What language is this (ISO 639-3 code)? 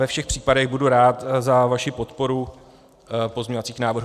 ces